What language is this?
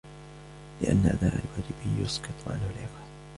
Arabic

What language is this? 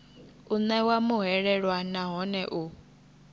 Venda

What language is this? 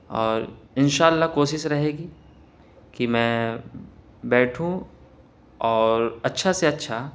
Urdu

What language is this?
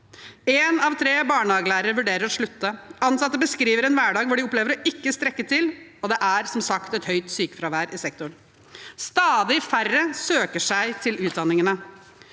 Norwegian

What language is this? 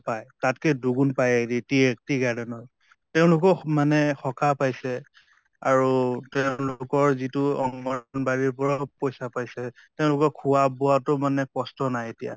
Assamese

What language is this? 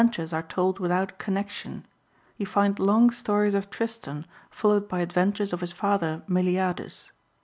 English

